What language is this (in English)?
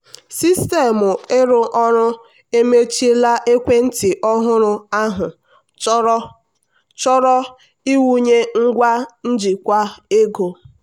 Igbo